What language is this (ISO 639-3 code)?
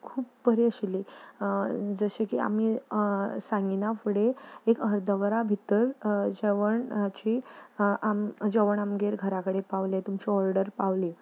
kok